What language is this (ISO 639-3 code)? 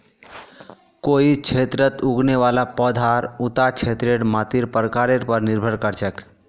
mag